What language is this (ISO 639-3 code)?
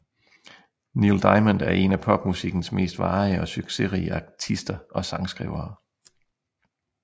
dan